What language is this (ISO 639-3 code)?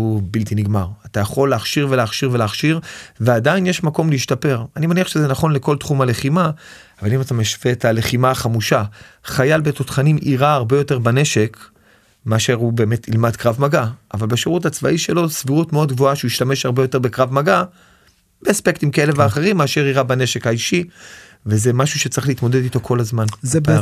heb